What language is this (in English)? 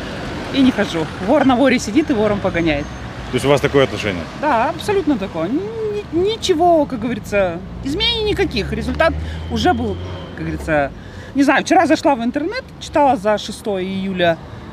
Russian